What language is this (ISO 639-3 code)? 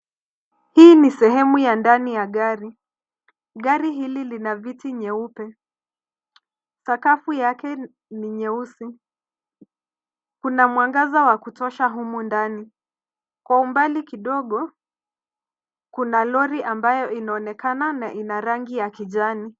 swa